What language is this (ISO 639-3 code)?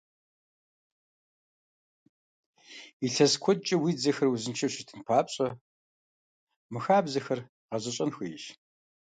kbd